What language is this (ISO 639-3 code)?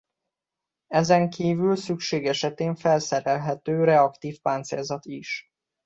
hun